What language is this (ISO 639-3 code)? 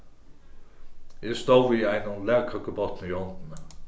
fao